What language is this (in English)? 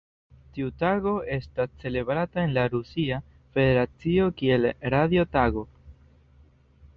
Esperanto